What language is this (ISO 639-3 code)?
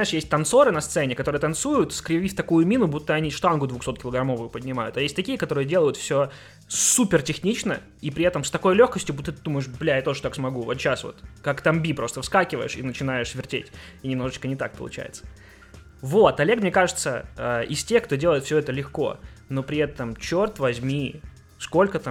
rus